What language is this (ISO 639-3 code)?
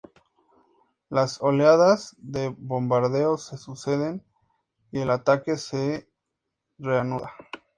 spa